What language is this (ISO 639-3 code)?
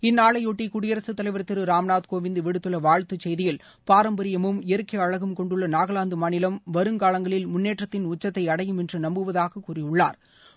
tam